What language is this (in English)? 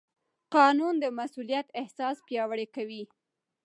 Pashto